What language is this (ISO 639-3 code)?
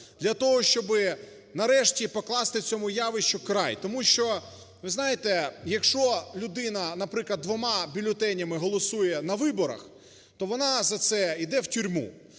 ukr